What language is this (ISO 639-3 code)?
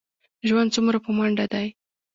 pus